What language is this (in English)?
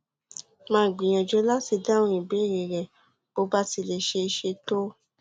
Yoruba